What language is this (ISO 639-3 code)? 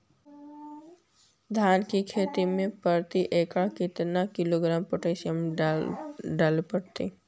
mag